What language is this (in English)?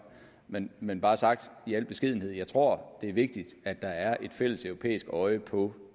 Danish